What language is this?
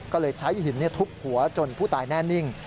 Thai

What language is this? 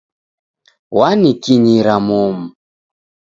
Taita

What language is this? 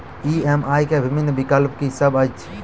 Maithili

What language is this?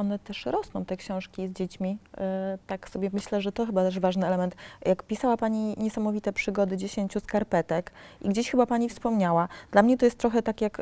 Polish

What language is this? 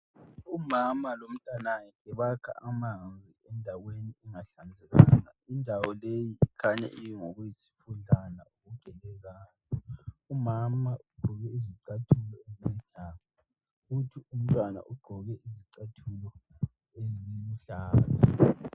North Ndebele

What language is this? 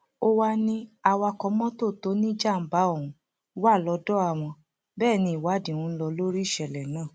Yoruba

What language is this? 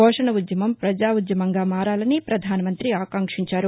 Telugu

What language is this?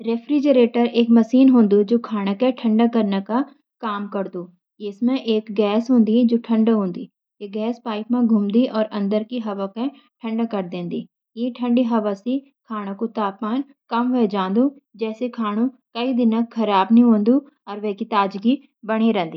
Garhwali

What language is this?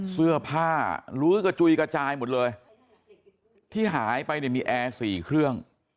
Thai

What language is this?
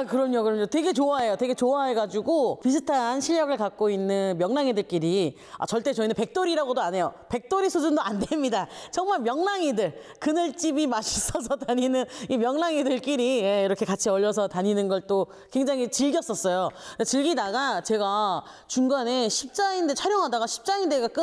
Korean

